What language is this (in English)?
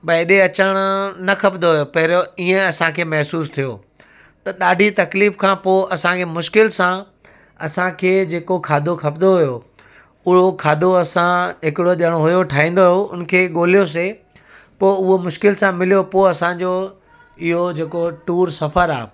Sindhi